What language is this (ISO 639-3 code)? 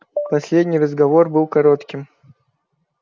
rus